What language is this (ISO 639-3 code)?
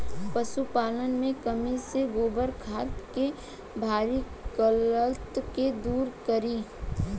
bho